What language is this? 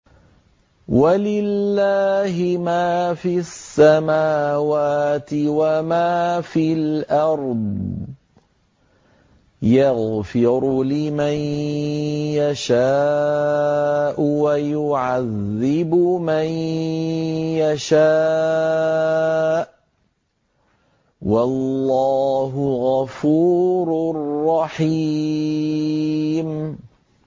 Arabic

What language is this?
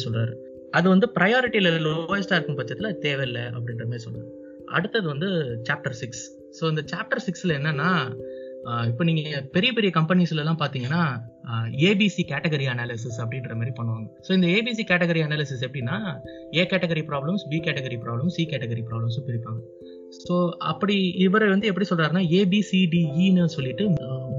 Tamil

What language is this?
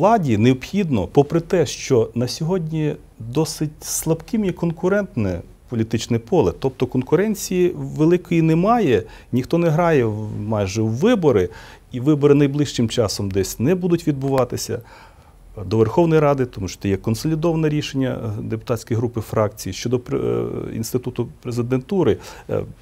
Ukrainian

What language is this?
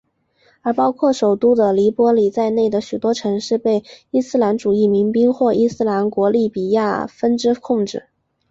Chinese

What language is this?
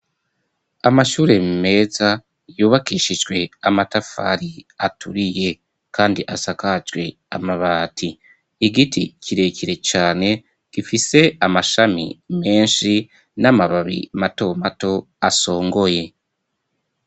Rundi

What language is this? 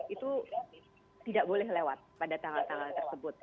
Indonesian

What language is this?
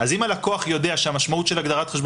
Hebrew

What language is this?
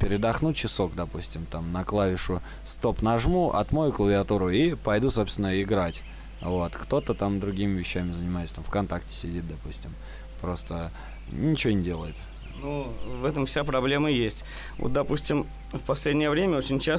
Russian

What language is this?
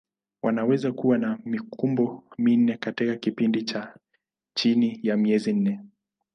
Swahili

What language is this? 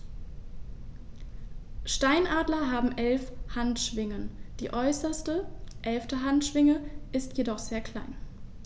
German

